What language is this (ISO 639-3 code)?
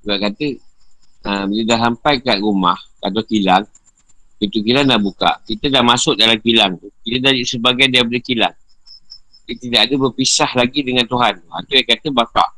msa